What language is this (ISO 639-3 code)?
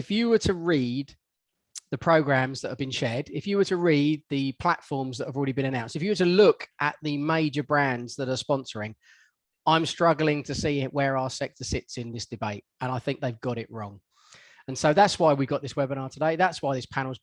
eng